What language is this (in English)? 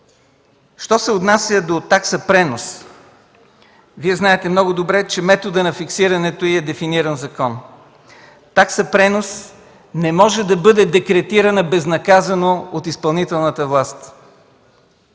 Bulgarian